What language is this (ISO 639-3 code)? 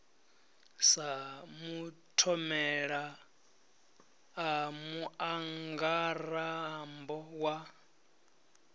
ven